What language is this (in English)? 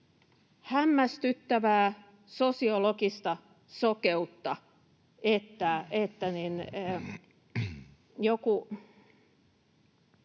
Finnish